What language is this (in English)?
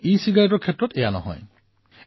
Assamese